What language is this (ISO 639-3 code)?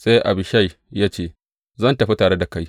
hau